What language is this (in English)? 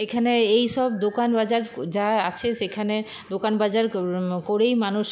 Bangla